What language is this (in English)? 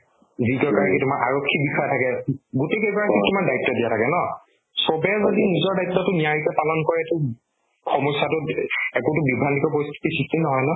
Assamese